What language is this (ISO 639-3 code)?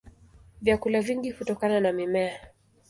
swa